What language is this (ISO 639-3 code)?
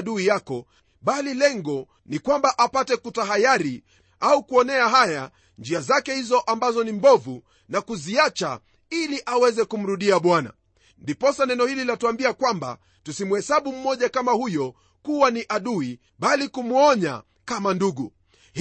swa